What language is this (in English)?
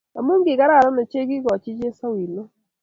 Kalenjin